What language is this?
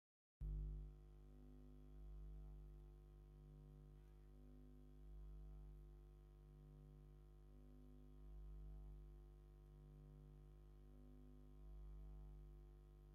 Tigrinya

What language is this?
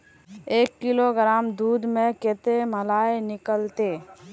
Magahi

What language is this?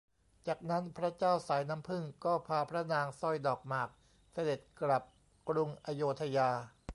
Thai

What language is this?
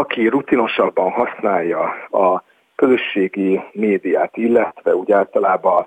Hungarian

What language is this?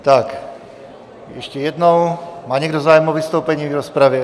Czech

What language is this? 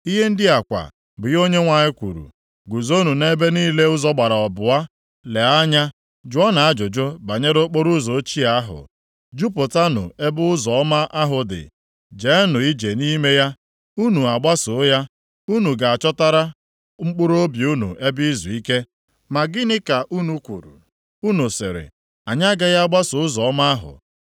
Igbo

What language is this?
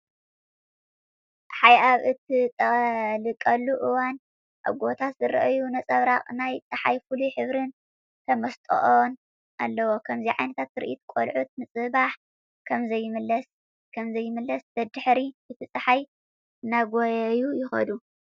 Tigrinya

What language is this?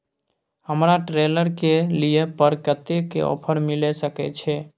Maithili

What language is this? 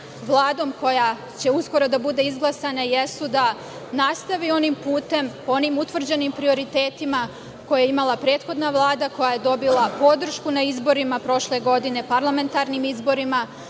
Serbian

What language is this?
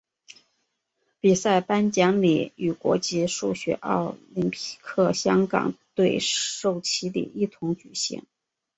Chinese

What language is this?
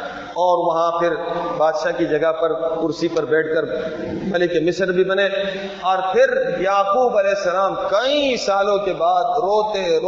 Urdu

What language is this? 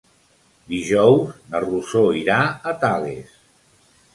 Catalan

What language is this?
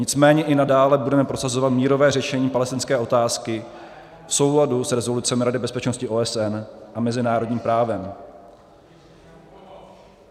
Czech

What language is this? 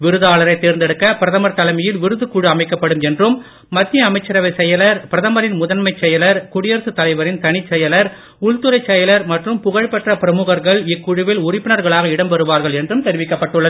Tamil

